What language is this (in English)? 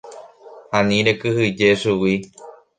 Guarani